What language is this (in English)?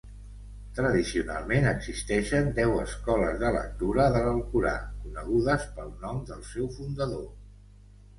Catalan